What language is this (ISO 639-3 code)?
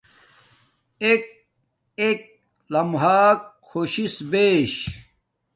dmk